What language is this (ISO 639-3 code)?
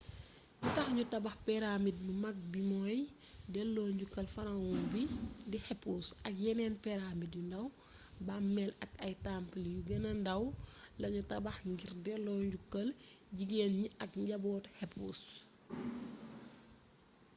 wol